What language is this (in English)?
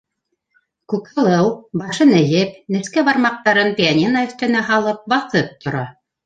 Bashkir